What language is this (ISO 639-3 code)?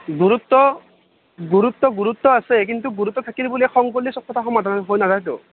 asm